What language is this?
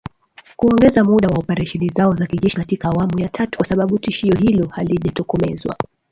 Swahili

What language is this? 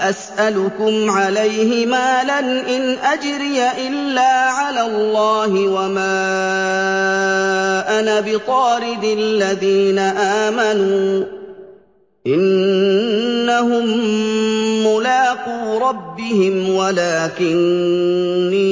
Arabic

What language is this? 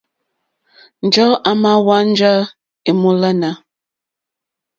Mokpwe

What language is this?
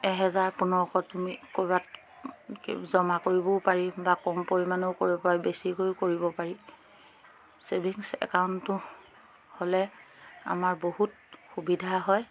Assamese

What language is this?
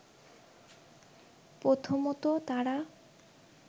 Bangla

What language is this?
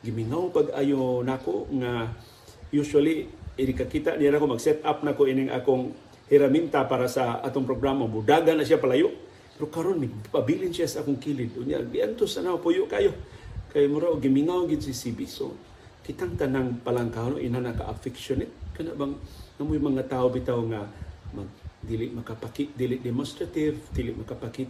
Filipino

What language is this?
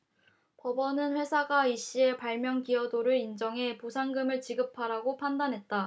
Korean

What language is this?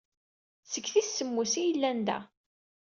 Kabyle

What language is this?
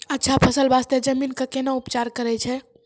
Maithili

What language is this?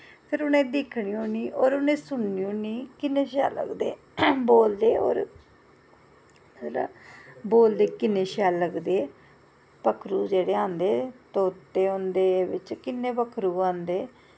Dogri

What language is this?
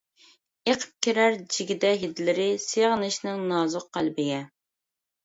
Uyghur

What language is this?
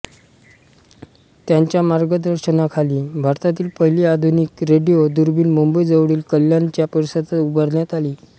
Marathi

